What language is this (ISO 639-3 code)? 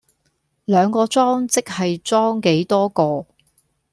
yue